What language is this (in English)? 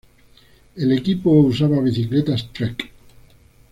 Spanish